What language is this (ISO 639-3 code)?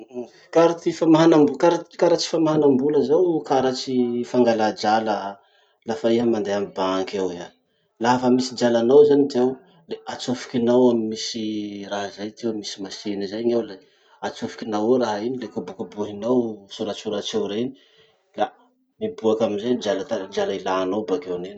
msh